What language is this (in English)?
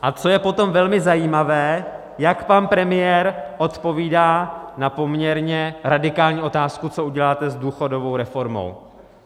Czech